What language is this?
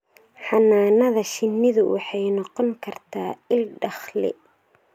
Somali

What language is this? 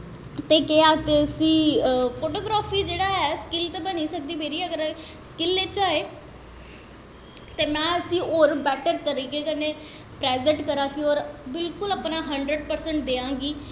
Dogri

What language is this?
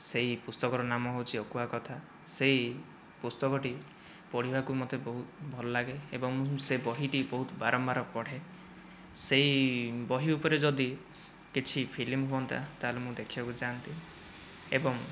Odia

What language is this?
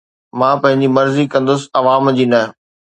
Sindhi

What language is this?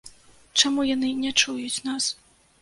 Belarusian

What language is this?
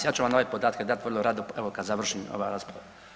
Croatian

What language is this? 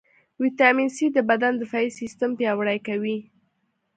Pashto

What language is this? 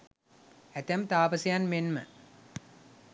Sinhala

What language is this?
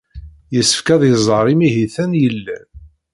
Kabyle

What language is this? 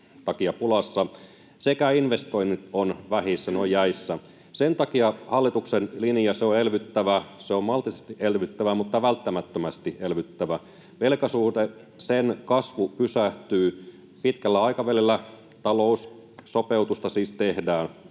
Finnish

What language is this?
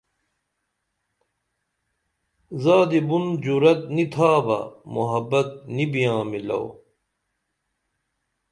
Dameli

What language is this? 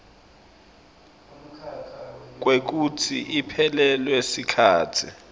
Swati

